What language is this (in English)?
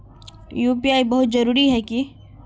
Magahi